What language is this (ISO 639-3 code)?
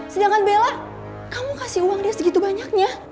ind